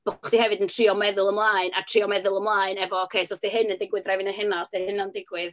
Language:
Welsh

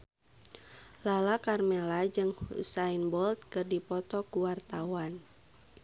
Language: Sundanese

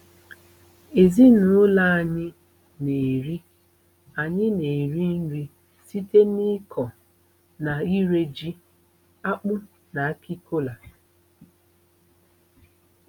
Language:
Igbo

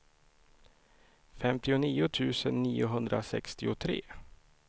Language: Swedish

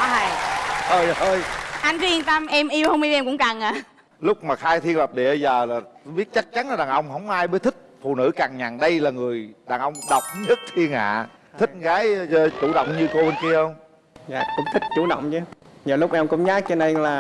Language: Vietnamese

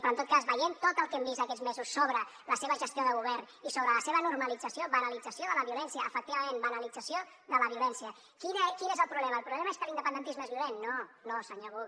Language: Catalan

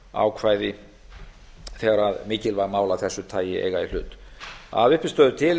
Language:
Icelandic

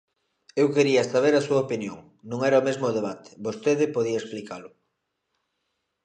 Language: Galician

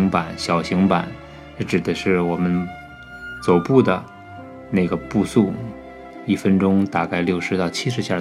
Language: Chinese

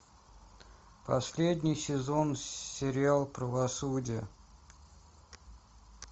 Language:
Russian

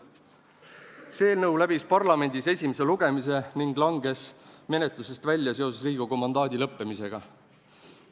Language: Estonian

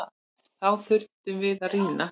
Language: Icelandic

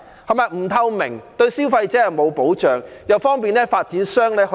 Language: Cantonese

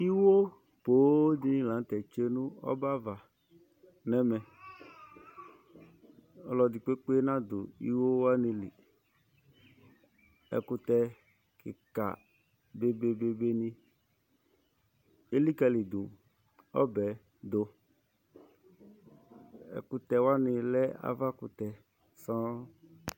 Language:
Ikposo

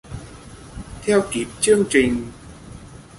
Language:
Vietnamese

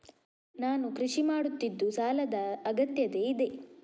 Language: Kannada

